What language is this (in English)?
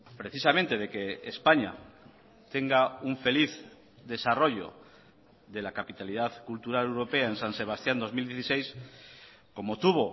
Spanish